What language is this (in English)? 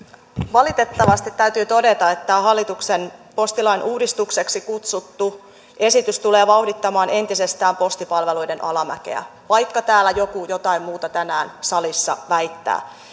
Finnish